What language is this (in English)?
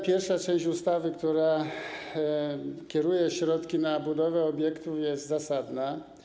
Polish